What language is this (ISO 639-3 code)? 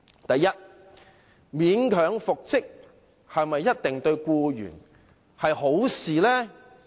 yue